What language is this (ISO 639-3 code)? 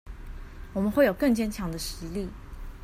zho